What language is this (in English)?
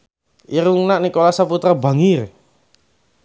Sundanese